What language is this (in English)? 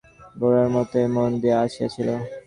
Bangla